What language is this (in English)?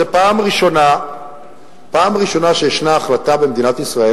Hebrew